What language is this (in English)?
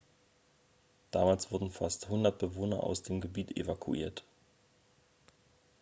German